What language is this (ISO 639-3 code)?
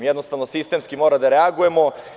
srp